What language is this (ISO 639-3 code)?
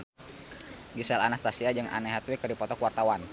sun